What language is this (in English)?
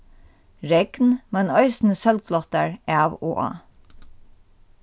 Faroese